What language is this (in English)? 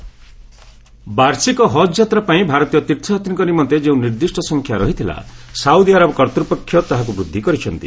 Odia